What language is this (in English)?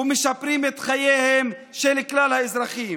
Hebrew